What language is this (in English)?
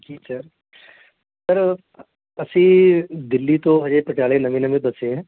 Punjabi